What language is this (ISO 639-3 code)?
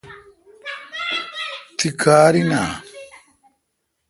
xka